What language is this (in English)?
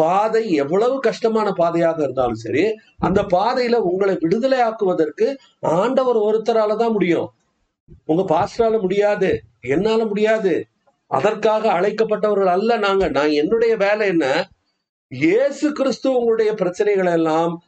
Tamil